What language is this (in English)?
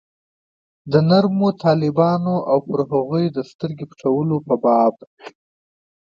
Pashto